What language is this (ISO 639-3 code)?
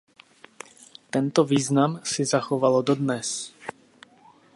ces